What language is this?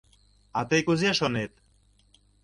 Mari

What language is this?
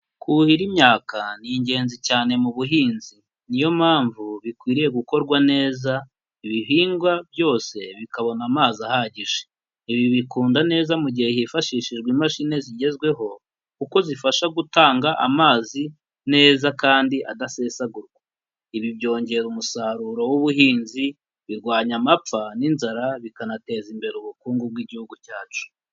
Kinyarwanda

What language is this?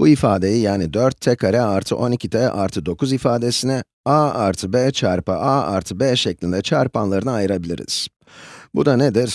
Turkish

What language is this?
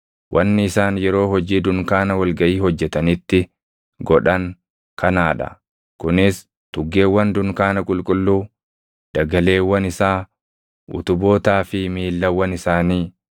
Oromo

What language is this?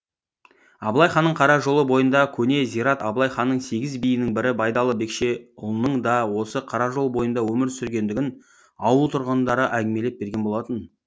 Kazakh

